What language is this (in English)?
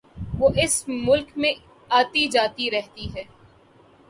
Urdu